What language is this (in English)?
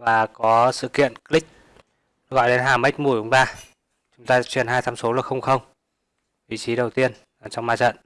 Vietnamese